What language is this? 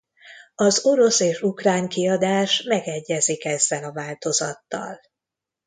Hungarian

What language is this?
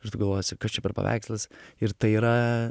Lithuanian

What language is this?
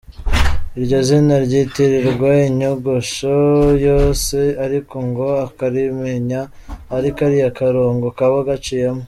Kinyarwanda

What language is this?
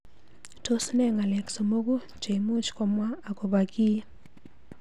Kalenjin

